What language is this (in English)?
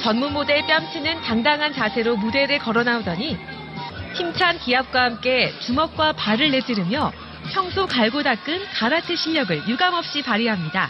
Korean